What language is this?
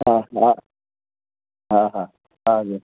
Sindhi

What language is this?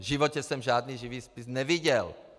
Czech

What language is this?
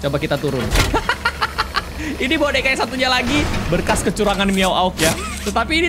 Indonesian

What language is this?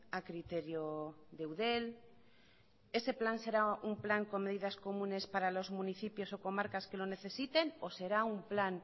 Spanish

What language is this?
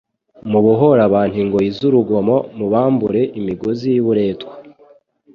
Kinyarwanda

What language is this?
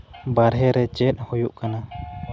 Santali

